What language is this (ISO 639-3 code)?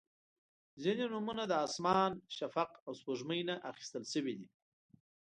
pus